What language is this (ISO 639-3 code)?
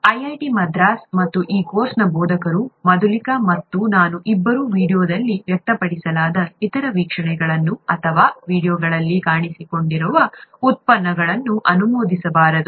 kan